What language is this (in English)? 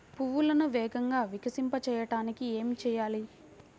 Telugu